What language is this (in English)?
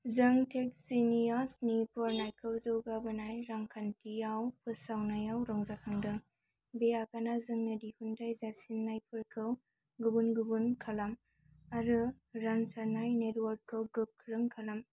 Bodo